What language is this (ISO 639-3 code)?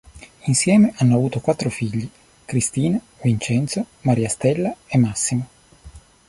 ita